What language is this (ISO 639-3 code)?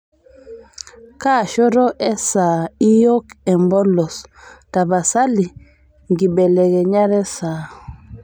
mas